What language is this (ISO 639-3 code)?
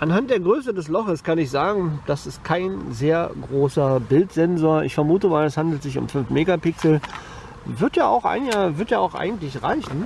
deu